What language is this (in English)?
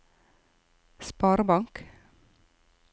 Norwegian